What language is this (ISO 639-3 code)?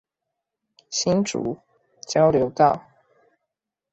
zho